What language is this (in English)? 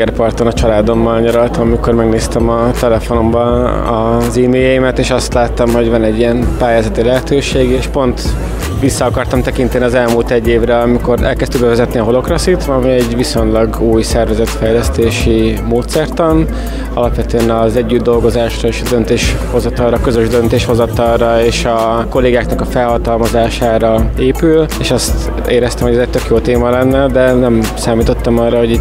Hungarian